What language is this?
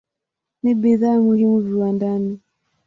Swahili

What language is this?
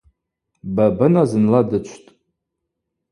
Abaza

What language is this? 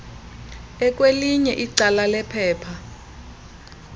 Xhosa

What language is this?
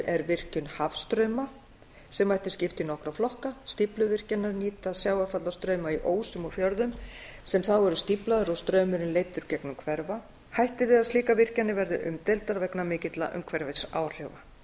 Icelandic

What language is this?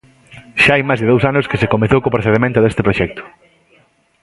Galician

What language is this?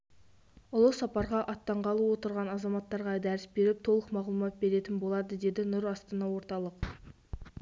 Kazakh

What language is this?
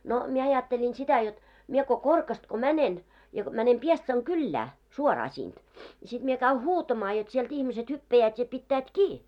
Finnish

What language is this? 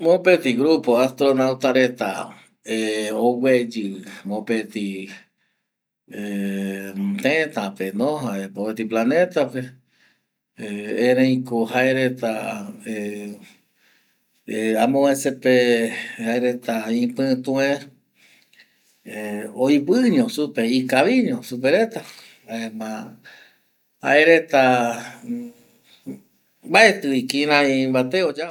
Eastern Bolivian Guaraní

